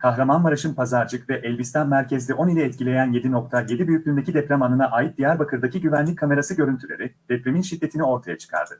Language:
Turkish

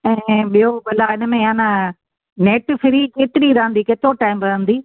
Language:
Sindhi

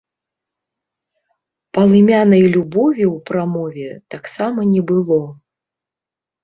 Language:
Belarusian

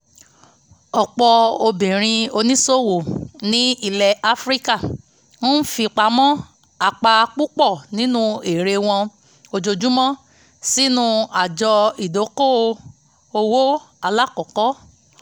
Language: Yoruba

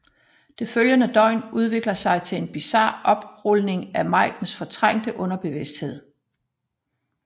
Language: Danish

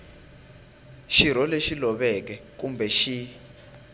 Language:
Tsonga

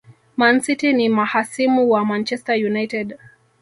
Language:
Swahili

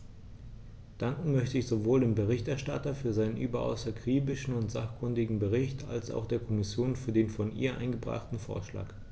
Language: German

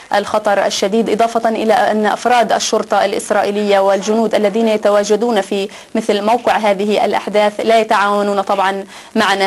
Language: Arabic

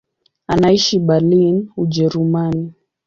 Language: Swahili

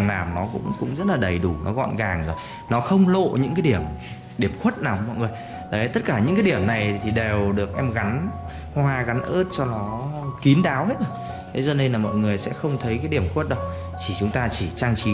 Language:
Vietnamese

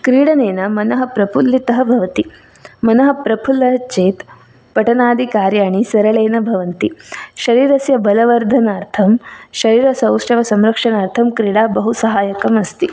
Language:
Sanskrit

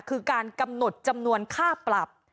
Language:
Thai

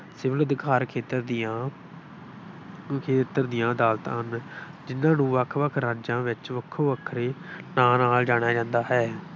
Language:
Punjabi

